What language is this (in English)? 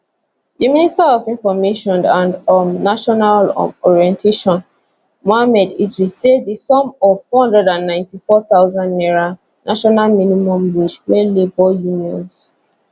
Nigerian Pidgin